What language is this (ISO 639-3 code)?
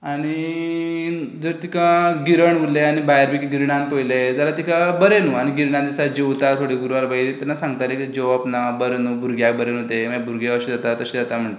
kok